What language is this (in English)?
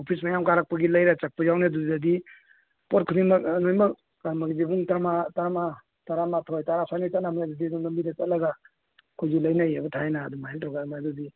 Manipuri